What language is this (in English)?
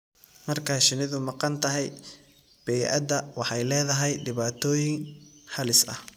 Somali